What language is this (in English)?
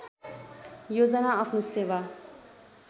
Nepali